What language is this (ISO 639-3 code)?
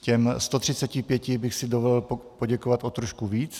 ces